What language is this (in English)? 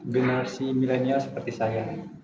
Indonesian